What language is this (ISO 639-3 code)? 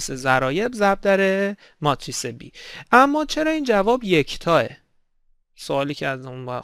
fas